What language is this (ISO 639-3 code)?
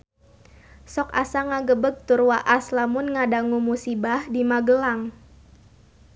sun